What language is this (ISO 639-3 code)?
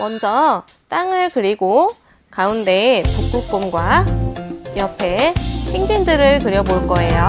kor